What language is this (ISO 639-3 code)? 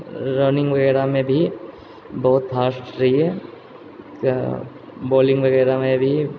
mai